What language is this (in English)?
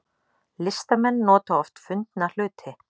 Icelandic